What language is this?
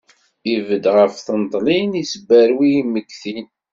Kabyle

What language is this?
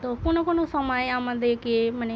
Bangla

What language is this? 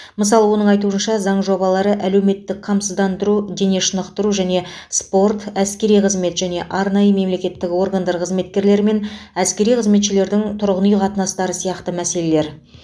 Kazakh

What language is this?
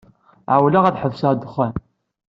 Kabyle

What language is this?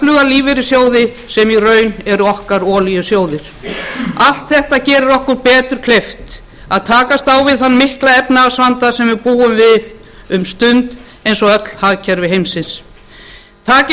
Icelandic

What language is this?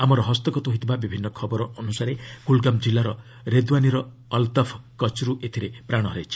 Odia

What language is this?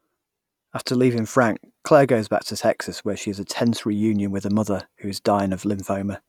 English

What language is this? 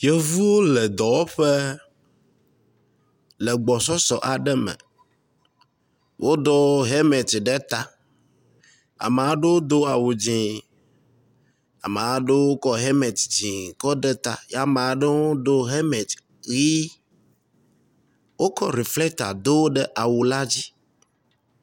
Ewe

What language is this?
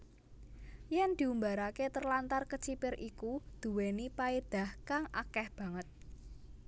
Javanese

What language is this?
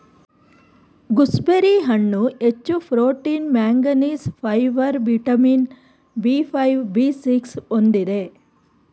Kannada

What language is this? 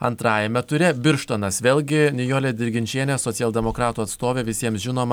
Lithuanian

